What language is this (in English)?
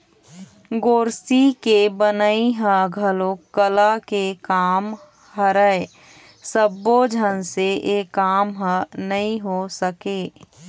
Chhattisgarhi